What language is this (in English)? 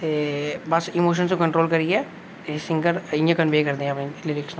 Dogri